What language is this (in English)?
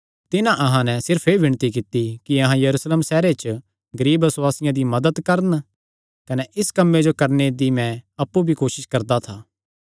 Kangri